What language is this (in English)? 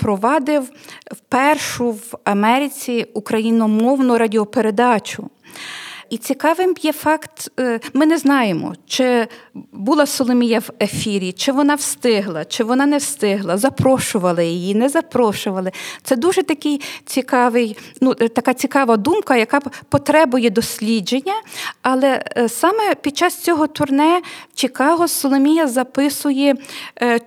Ukrainian